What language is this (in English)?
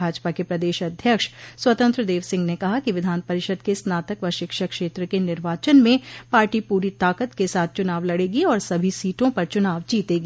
Hindi